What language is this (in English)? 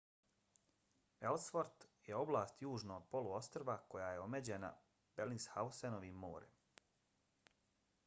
Bosnian